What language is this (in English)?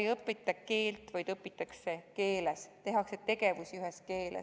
Estonian